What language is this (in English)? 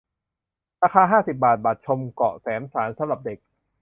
Thai